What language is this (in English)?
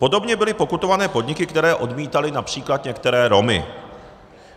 Czech